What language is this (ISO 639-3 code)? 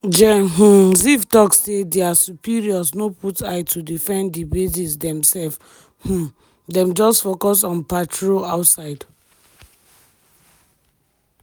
pcm